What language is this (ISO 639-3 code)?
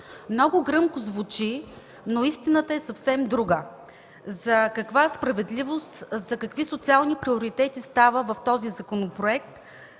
bul